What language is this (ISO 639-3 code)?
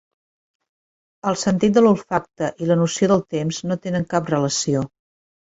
cat